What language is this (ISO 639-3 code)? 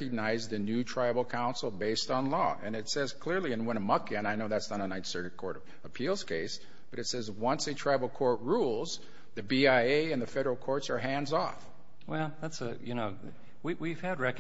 eng